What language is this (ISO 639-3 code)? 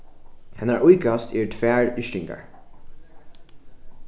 fao